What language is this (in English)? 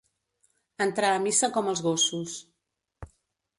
Catalan